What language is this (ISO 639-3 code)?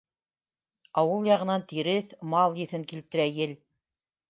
bak